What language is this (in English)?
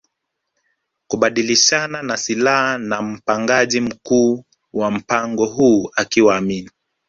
Swahili